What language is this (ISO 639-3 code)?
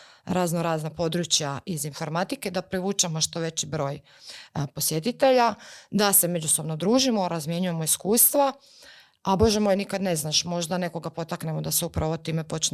hrv